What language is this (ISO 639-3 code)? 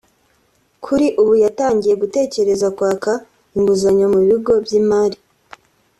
kin